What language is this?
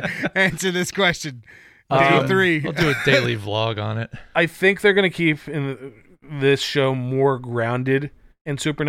English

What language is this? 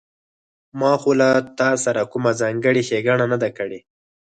Pashto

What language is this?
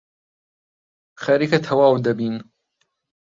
Central Kurdish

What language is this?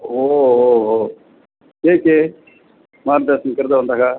Sanskrit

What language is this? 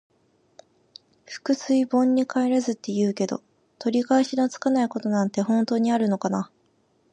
Japanese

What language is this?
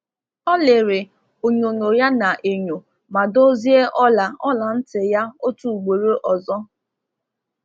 Igbo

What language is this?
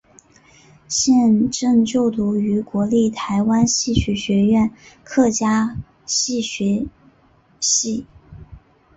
Chinese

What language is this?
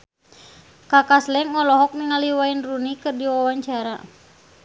Sundanese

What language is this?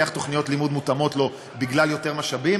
Hebrew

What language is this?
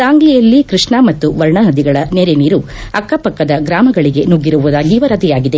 Kannada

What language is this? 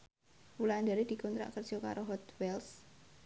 Javanese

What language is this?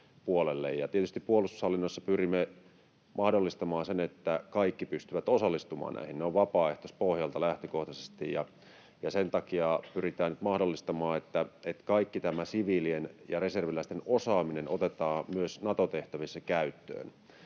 Finnish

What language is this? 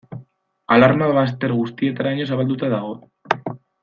Basque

